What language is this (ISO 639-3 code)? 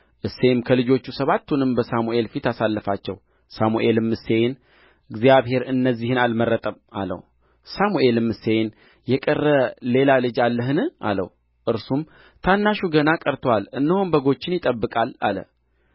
amh